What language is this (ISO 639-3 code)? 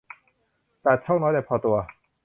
tha